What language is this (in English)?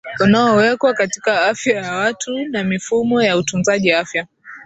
Swahili